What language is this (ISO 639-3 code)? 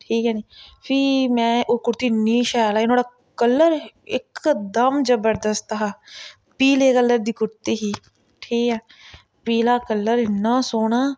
doi